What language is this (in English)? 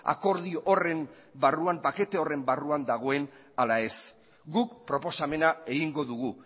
Basque